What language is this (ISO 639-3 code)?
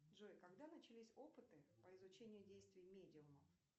rus